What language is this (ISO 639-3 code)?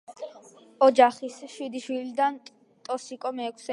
kat